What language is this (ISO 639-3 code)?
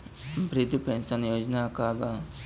bho